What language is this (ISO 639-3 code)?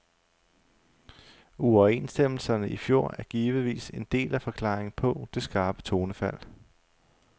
dan